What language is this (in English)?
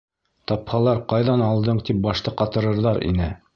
Bashkir